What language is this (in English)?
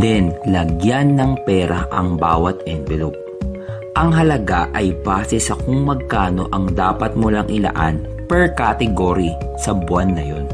Filipino